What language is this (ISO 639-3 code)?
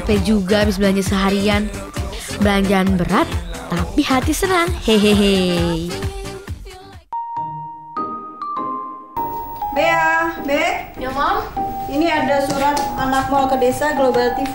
ind